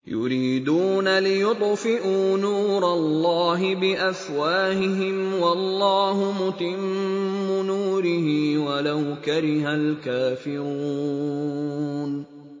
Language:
Arabic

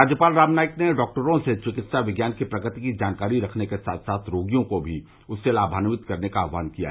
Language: Hindi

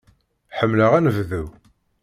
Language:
Kabyle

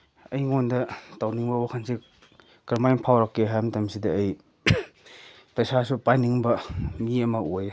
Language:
Manipuri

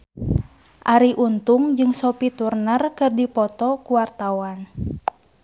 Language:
Sundanese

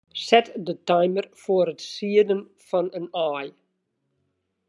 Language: Western Frisian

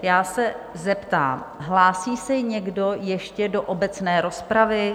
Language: Czech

